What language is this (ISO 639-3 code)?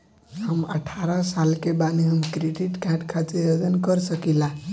bho